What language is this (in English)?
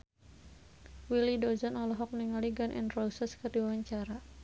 Sundanese